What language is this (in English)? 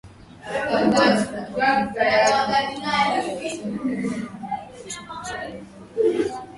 Swahili